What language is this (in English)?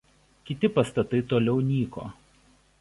Lithuanian